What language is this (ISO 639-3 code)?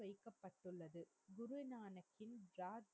tam